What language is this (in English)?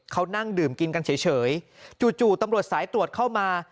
Thai